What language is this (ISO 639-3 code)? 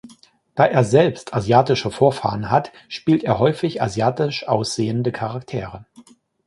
deu